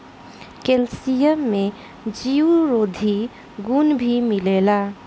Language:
Bhojpuri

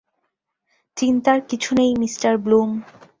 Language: Bangla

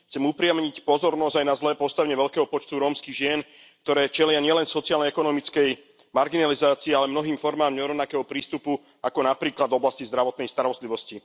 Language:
Slovak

